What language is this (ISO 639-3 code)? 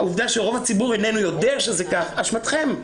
heb